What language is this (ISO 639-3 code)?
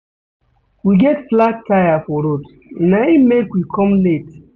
pcm